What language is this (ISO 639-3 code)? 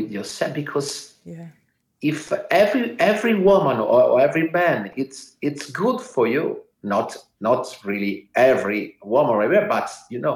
eng